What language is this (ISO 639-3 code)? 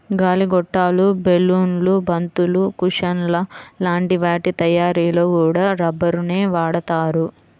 tel